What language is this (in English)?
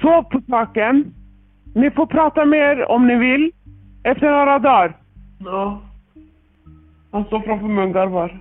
Swedish